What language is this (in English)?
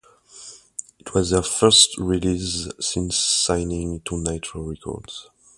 English